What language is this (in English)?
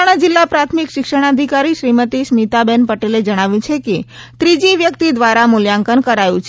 Gujarati